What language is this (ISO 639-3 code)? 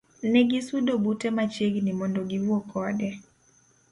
luo